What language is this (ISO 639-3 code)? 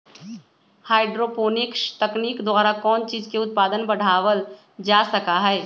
mag